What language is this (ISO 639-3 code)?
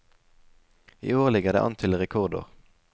nor